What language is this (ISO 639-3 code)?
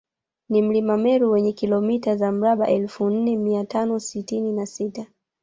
swa